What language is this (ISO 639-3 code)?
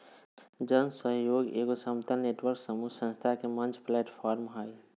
mag